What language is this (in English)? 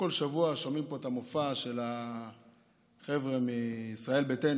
Hebrew